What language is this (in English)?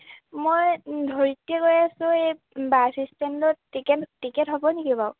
Assamese